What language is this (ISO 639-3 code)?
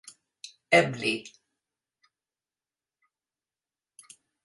epo